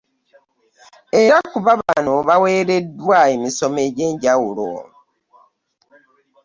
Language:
Ganda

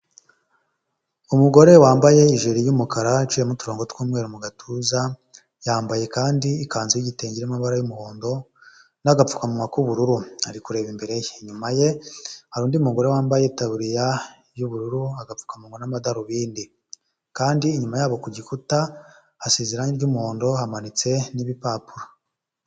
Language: Kinyarwanda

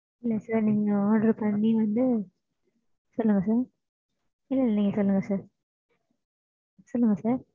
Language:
Tamil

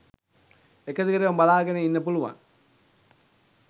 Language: Sinhala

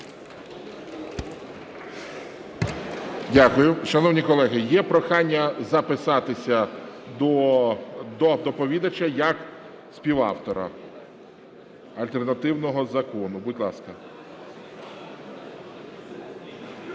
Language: Ukrainian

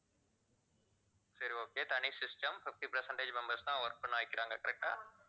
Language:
Tamil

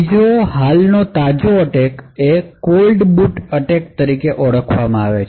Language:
Gujarati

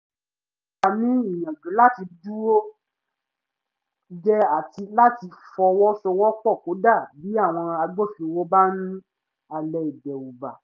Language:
Yoruba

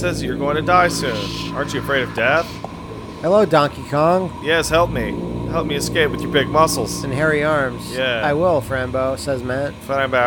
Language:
English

